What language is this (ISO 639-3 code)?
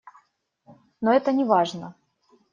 rus